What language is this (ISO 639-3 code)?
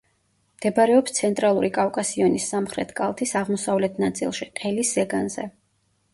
kat